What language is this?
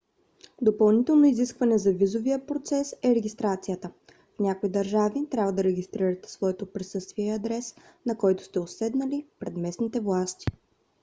Bulgarian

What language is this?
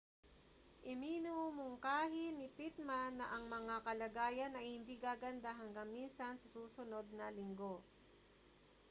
Filipino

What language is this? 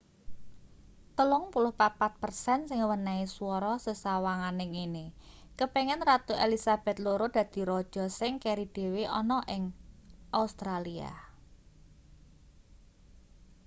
Javanese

